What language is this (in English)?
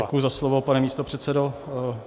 Czech